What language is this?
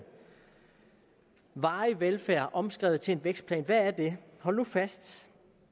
Danish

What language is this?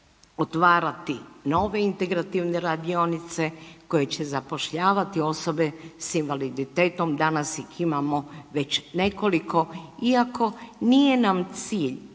Croatian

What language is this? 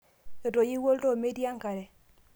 Masai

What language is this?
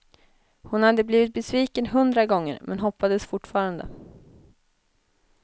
Swedish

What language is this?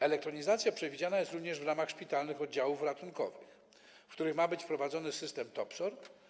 Polish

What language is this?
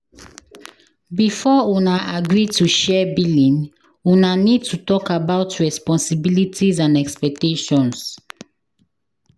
Nigerian Pidgin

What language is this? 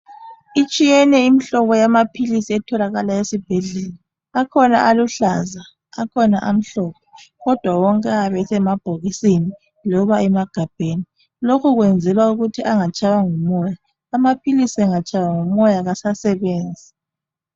North Ndebele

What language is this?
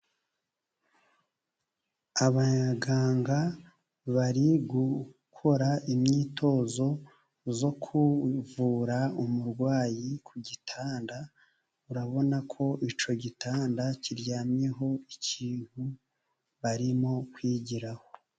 Kinyarwanda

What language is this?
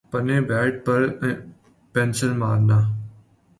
Urdu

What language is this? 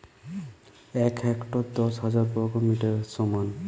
Bangla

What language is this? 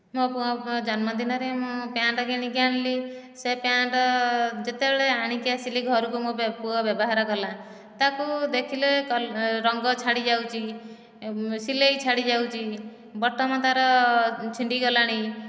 Odia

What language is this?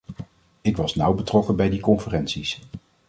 Dutch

